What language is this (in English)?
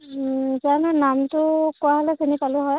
Assamese